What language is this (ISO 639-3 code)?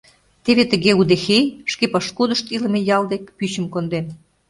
chm